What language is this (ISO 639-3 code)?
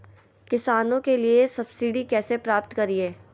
mag